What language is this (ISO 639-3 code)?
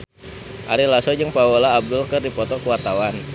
sun